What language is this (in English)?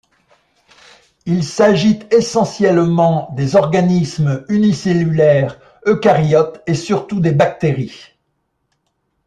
French